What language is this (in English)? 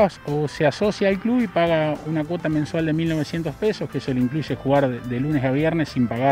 Spanish